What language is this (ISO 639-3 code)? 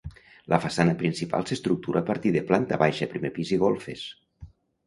cat